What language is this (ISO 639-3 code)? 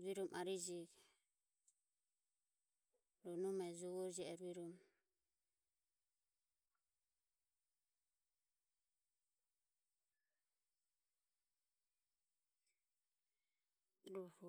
aom